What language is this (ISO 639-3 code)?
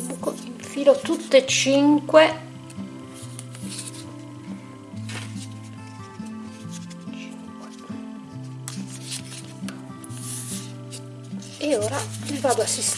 ita